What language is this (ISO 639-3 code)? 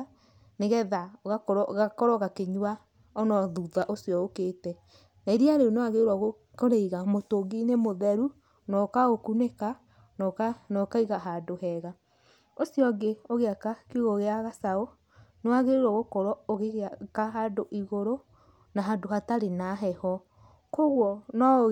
kik